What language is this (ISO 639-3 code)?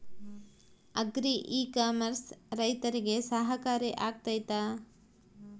kan